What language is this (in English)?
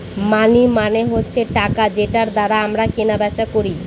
Bangla